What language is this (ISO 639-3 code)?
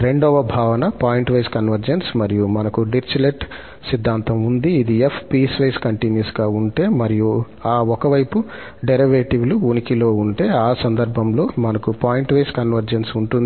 tel